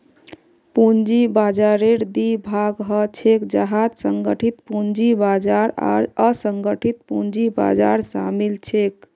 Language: Magahi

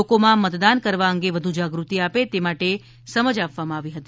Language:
Gujarati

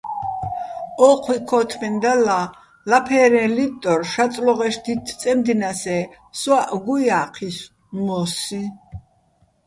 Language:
Bats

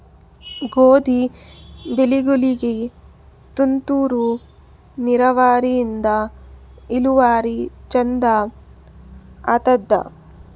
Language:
Kannada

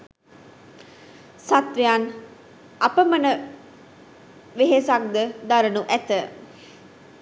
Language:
Sinhala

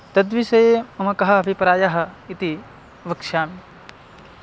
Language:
Sanskrit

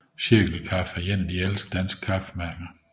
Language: Danish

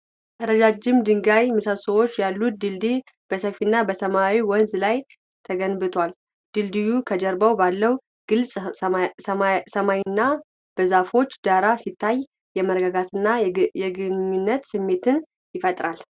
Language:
Amharic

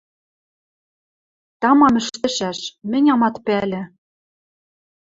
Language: Western Mari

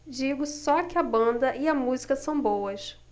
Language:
Portuguese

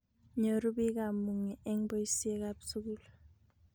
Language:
Kalenjin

